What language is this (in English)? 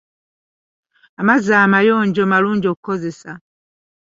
Ganda